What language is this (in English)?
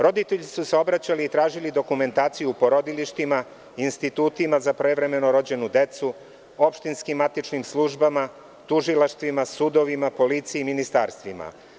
Serbian